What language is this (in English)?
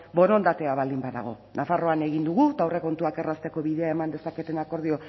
Basque